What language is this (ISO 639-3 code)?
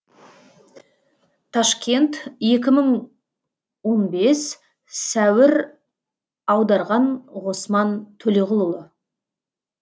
kaz